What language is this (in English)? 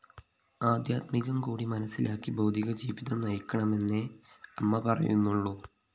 Malayalam